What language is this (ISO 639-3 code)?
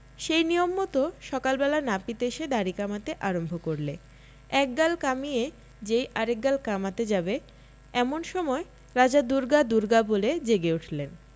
ben